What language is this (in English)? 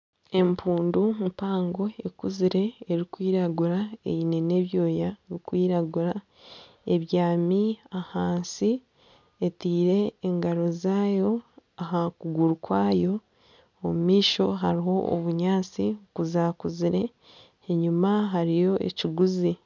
Nyankole